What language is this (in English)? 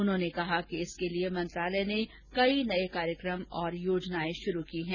Hindi